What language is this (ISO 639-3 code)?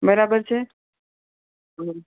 guj